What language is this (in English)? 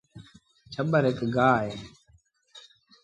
Sindhi Bhil